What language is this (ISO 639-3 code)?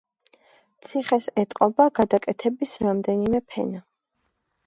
kat